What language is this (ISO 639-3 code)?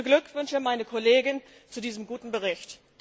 deu